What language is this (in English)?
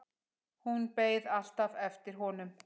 Icelandic